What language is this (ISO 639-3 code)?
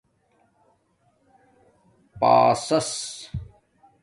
dmk